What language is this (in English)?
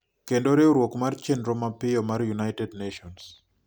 Luo (Kenya and Tanzania)